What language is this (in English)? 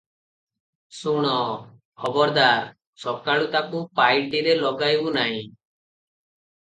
Odia